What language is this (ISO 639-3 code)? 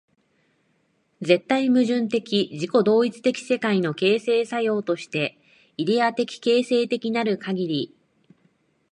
jpn